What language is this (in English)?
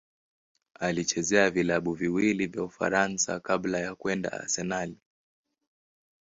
Swahili